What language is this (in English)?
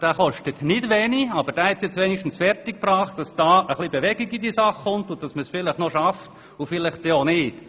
Swiss German